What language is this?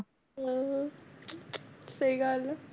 Punjabi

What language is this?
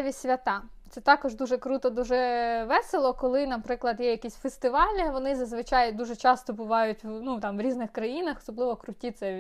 Ukrainian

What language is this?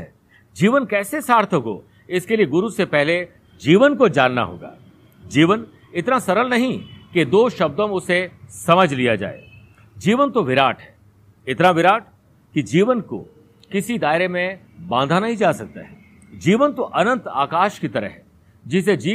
Hindi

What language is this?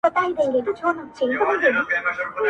Pashto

